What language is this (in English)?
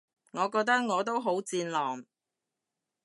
Cantonese